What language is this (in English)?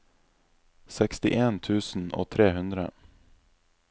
Norwegian